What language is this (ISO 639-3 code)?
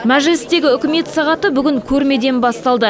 kaz